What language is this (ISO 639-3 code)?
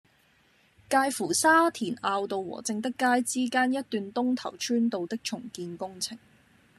yue